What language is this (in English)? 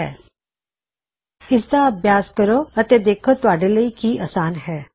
Punjabi